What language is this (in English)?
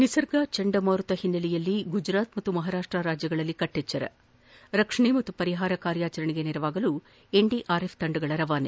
Kannada